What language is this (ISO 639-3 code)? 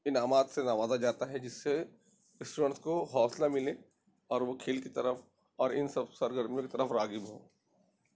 urd